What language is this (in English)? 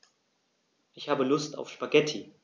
German